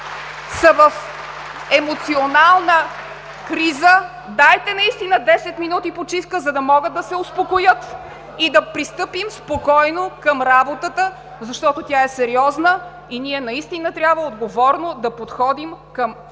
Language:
Bulgarian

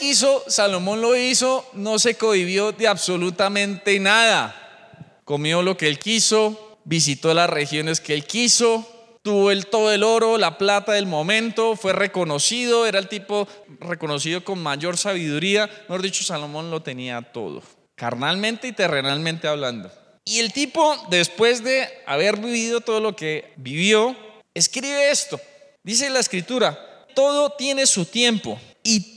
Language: Spanish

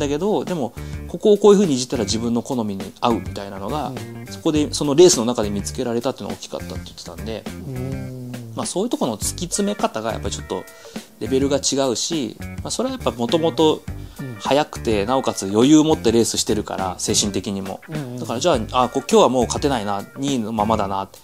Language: Japanese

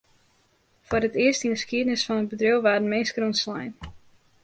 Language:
Western Frisian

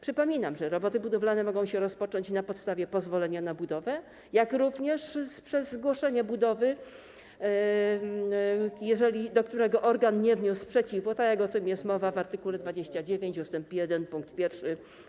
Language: Polish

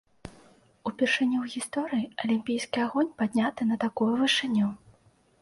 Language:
Belarusian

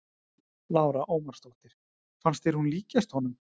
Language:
Icelandic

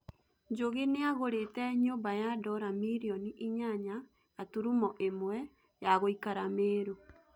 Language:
Kikuyu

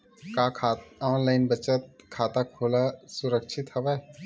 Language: Chhattisgarhi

